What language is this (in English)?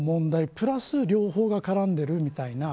Japanese